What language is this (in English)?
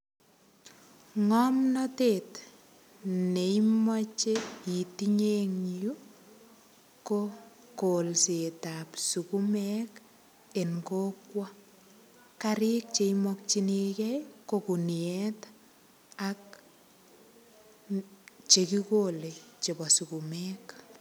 Kalenjin